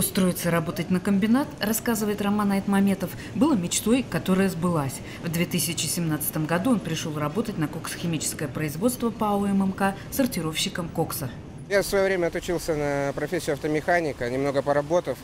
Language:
Russian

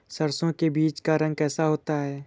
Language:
Hindi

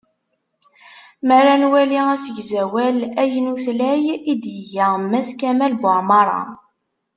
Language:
Kabyle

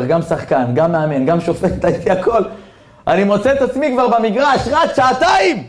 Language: Hebrew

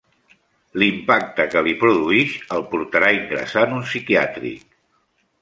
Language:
Catalan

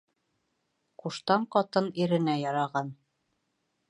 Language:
Bashkir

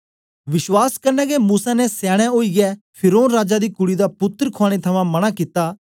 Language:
Dogri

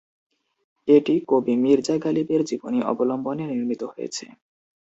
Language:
Bangla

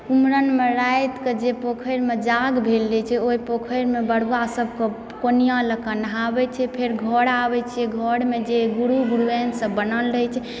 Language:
Maithili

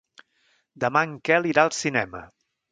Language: Catalan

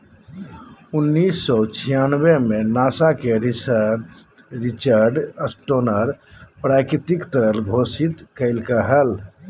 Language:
Magahi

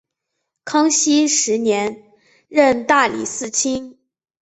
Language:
Chinese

